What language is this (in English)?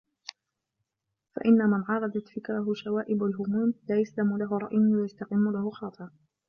Arabic